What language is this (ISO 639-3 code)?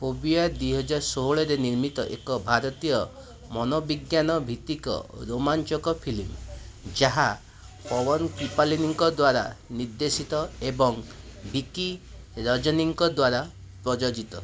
ori